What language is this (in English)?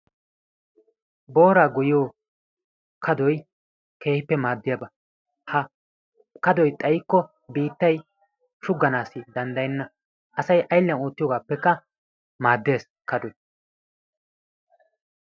Wolaytta